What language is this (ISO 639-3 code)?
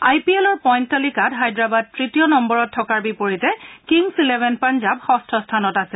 asm